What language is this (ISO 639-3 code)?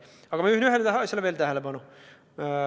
est